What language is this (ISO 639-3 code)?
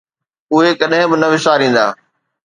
snd